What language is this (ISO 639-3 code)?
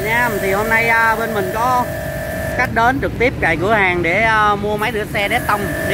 vie